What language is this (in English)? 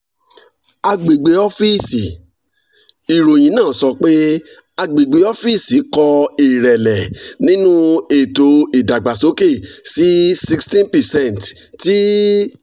Yoruba